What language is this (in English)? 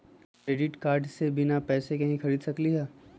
Magahi